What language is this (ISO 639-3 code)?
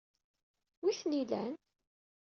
kab